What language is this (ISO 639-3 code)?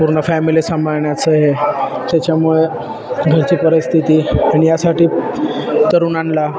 mar